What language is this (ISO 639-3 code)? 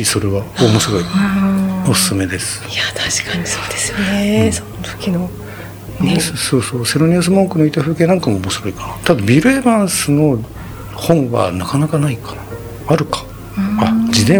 jpn